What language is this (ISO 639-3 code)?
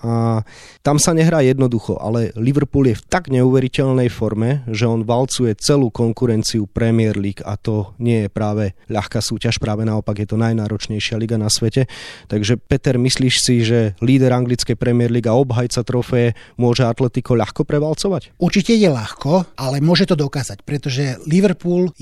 slk